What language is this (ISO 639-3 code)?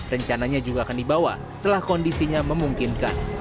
ind